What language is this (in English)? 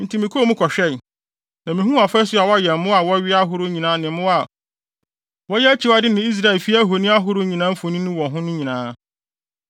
Akan